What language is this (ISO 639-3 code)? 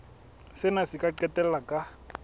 sot